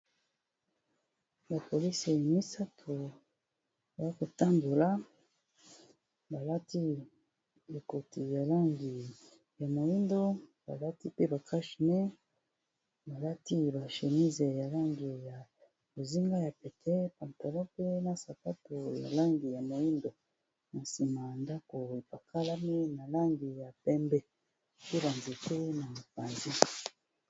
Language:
Lingala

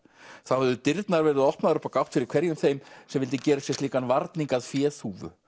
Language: Icelandic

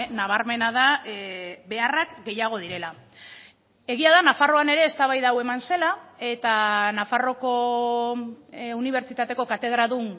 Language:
Basque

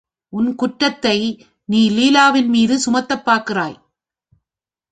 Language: Tamil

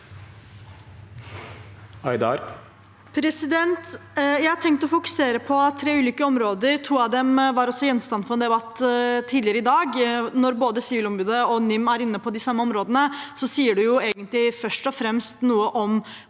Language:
Norwegian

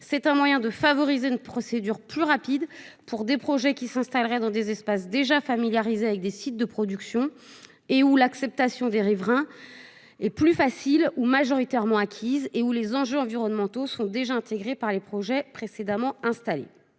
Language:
French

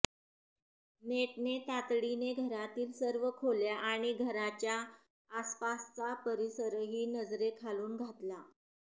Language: Marathi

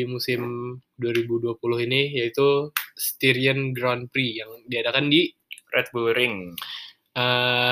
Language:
Indonesian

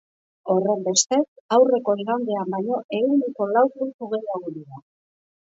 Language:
Basque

